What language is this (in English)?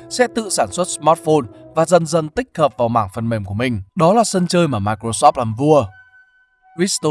Vietnamese